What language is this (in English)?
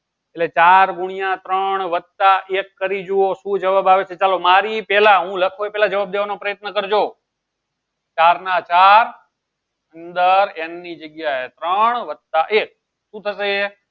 Gujarati